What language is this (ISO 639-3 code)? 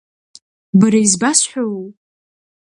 abk